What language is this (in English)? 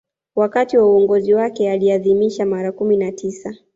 Swahili